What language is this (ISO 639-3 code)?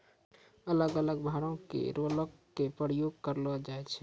mai